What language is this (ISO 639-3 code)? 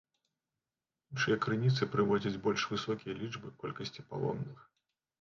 bel